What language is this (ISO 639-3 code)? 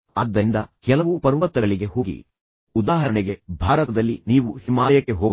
kan